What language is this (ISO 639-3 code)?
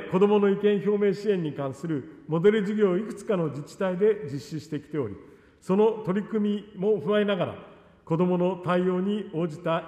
jpn